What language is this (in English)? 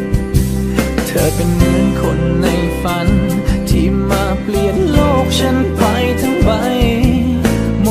Thai